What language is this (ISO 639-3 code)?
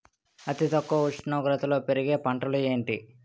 tel